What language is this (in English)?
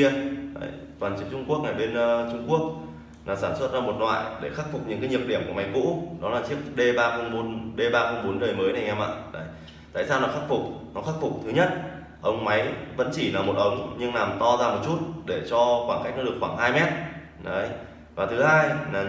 Vietnamese